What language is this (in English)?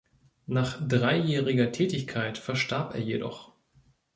German